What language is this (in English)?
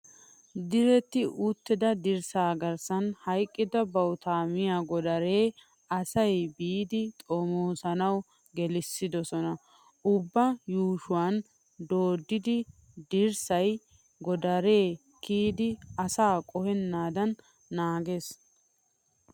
Wolaytta